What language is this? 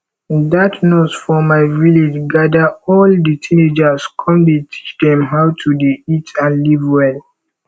Nigerian Pidgin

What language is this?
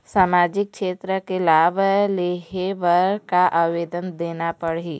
Chhattisgarhi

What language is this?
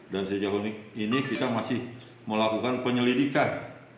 Indonesian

